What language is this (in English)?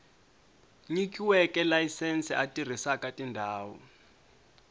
Tsonga